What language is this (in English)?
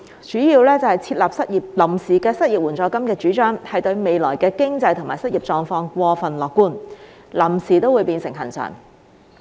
Cantonese